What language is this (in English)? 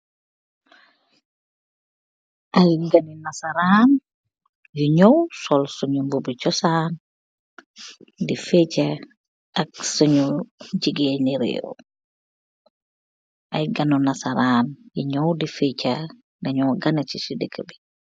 Wolof